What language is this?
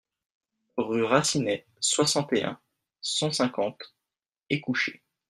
French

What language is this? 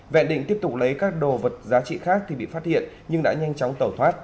Vietnamese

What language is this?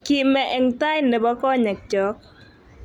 Kalenjin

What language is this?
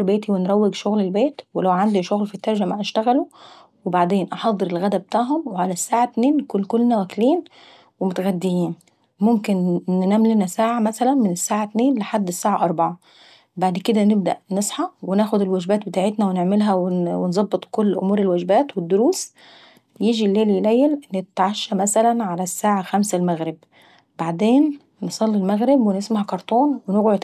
Saidi Arabic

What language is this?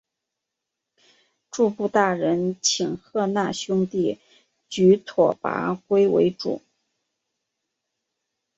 Chinese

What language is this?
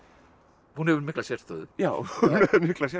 Icelandic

